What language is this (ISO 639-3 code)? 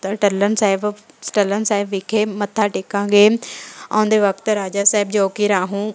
pan